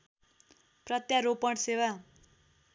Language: Nepali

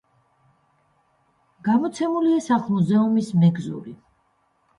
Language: Georgian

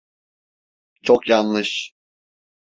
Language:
Turkish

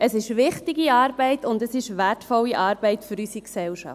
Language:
Swiss German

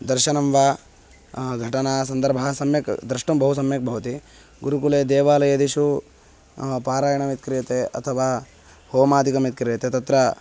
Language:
Sanskrit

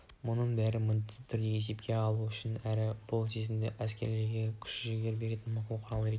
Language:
Kazakh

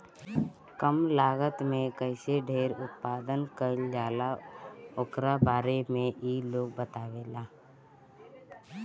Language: Bhojpuri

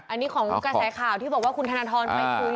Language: Thai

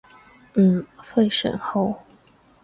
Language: Cantonese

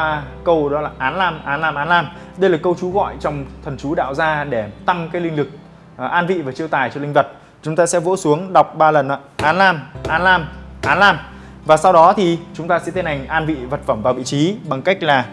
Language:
Vietnamese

